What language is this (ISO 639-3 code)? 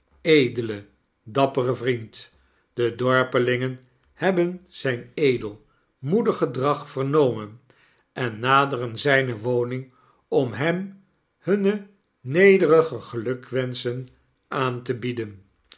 nld